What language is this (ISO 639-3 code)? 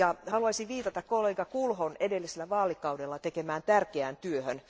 fin